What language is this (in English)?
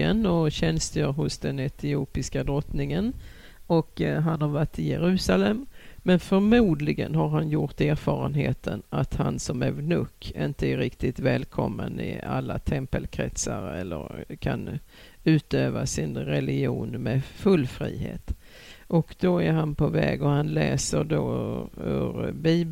Swedish